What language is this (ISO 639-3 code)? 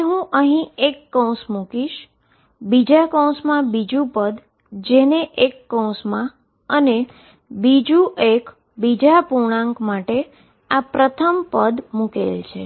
guj